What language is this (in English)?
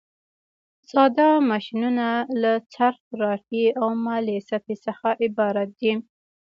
Pashto